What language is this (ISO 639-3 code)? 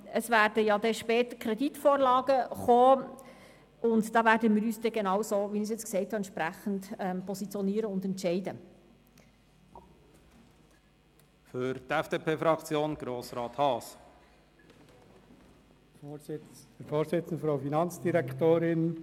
gsw